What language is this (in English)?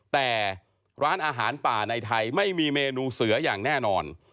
Thai